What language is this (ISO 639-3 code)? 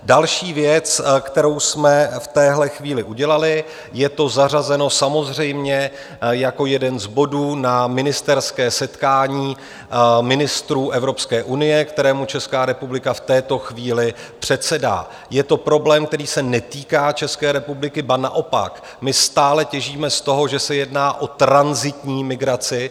ces